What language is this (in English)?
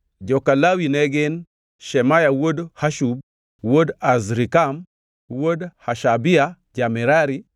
Luo (Kenya and Tanzania)